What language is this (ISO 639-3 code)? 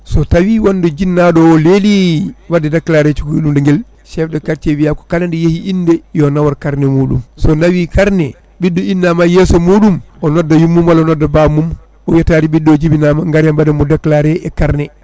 ful